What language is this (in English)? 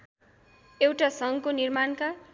Nepali